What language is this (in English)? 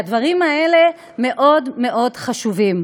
Hebrew